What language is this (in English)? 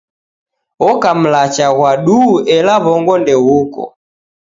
Taita